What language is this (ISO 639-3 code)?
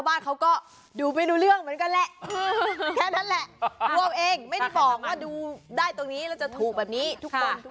tha